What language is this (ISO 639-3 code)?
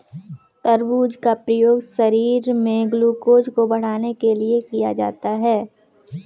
hin